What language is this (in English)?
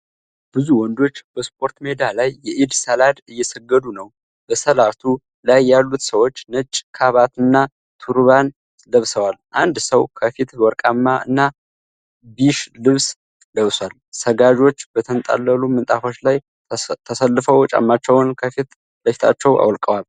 Amharic